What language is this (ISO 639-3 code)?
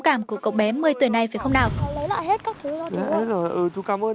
vie